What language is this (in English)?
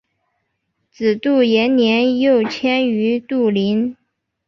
Chinese